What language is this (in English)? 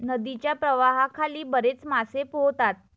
Marathi